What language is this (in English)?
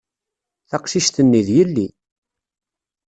Kabyle